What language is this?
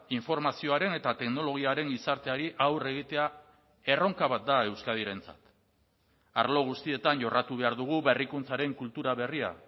Basque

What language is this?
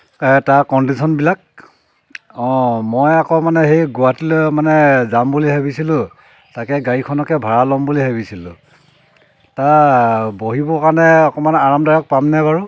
Assamese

